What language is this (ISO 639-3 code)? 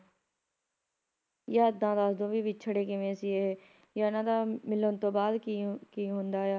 pan